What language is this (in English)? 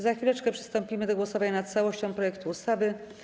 Polish